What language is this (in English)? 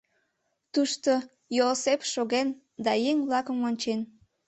Mari